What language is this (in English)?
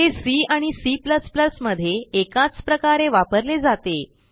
Marathi